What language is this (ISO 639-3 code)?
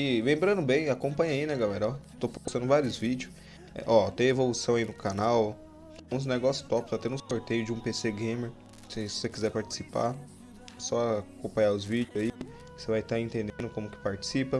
por